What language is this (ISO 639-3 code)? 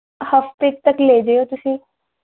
pan